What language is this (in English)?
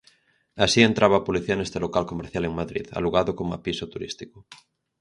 Galician